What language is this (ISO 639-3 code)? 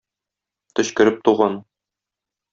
tat